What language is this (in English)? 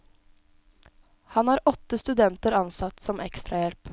Norwegian